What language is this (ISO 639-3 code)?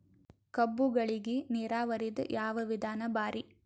kan